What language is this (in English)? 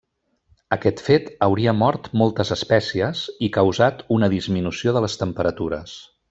Catalan